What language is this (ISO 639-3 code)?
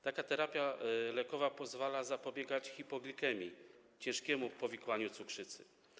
pol